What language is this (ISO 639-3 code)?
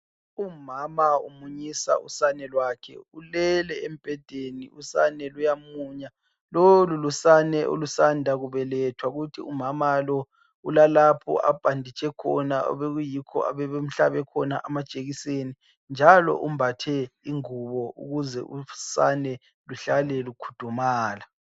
nde